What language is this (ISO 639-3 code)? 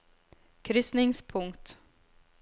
nor